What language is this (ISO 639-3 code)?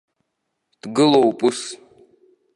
abk